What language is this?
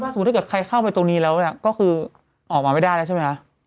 Thai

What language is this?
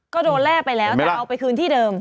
Thai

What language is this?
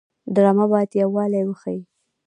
Pashto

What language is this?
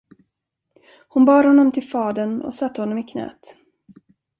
Swedish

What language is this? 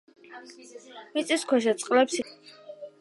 Georgian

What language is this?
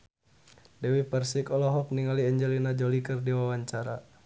Sundanese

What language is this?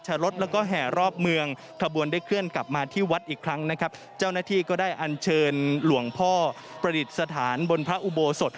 Thai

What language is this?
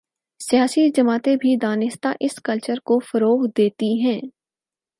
Urdu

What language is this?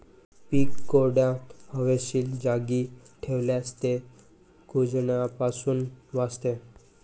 Marathi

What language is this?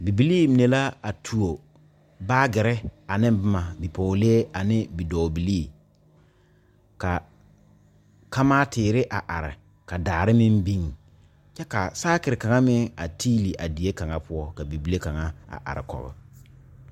Southern Dagaare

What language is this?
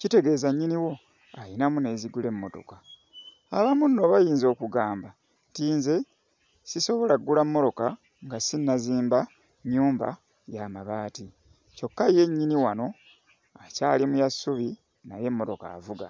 Ganda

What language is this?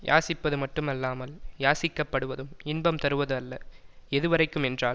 Tamil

